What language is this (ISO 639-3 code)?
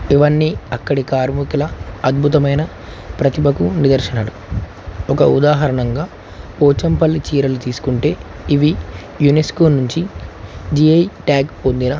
tel